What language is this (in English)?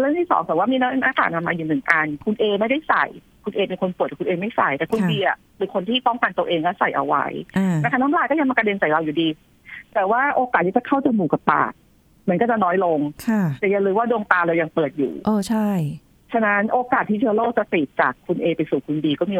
Thai